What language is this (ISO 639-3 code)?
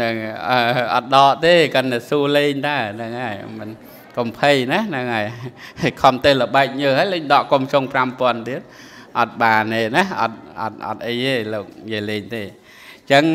tha